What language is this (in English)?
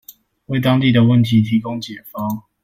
Chinese